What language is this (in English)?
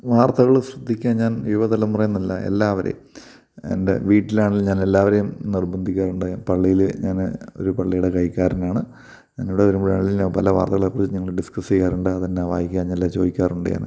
Malayalam